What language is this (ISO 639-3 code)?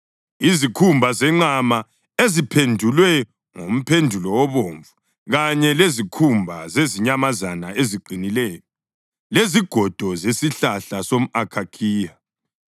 nde